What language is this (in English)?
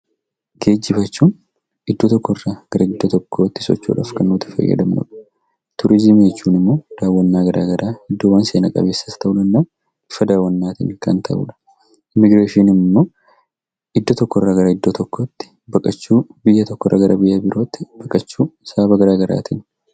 Oromo